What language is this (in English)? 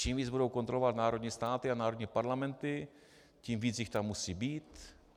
Czech